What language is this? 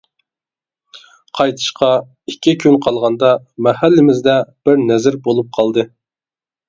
Uyghur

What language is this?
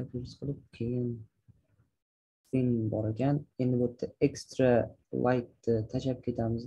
Turkish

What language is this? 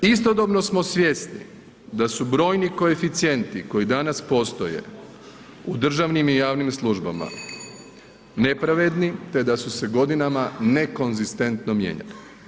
Croatian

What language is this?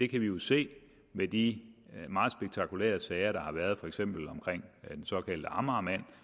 Danish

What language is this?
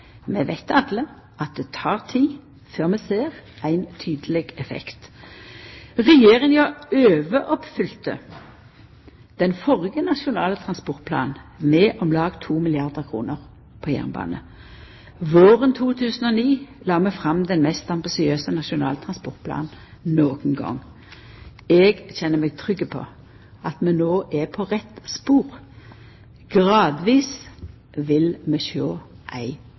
Norwegian Nynorsk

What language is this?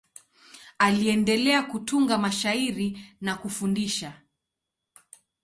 Swahili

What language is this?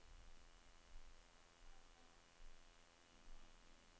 Norwegian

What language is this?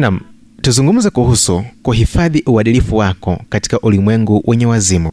Swahili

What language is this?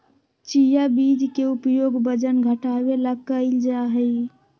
Magahi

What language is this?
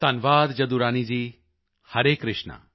Punjabi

